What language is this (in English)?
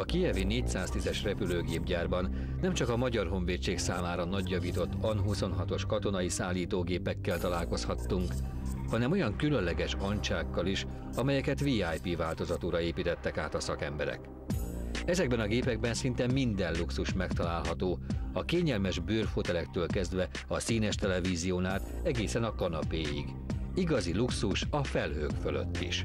Hungarian